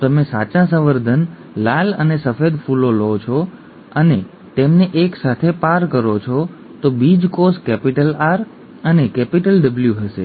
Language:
Gujarati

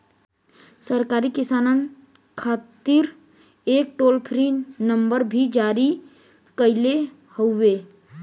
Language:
Bhojpuri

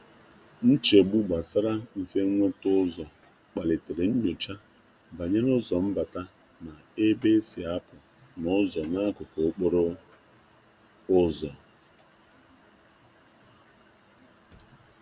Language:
Igbo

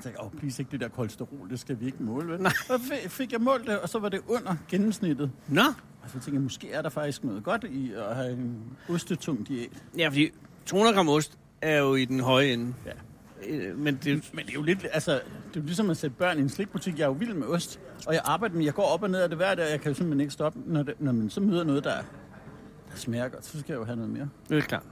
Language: Danish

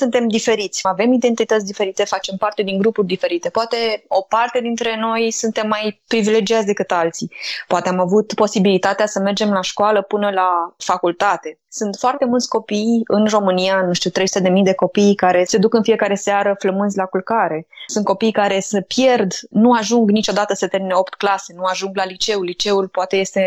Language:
Romanian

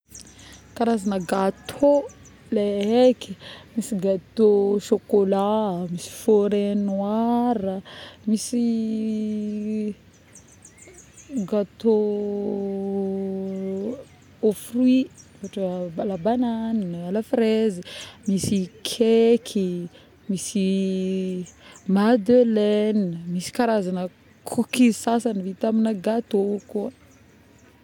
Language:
Northern Betsimisaraka Malagasy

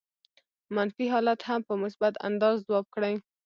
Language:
Pashto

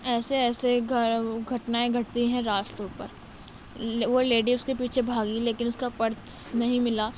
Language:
Urdu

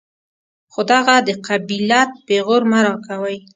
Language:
Pashto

